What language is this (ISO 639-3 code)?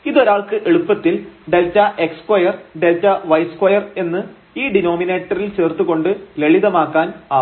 mal